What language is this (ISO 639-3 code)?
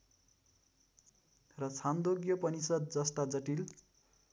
nep